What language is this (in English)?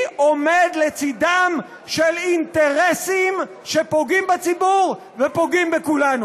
Hebrew